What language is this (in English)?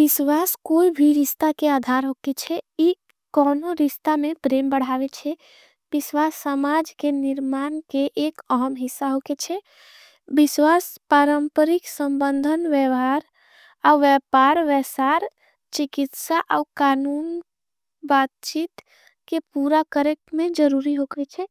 Angika